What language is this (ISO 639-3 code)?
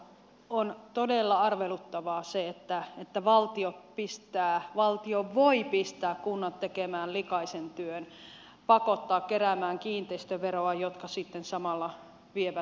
fin